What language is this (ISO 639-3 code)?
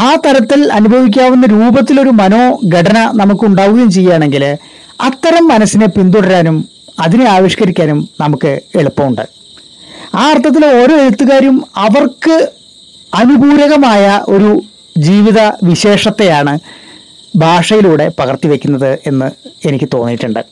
mal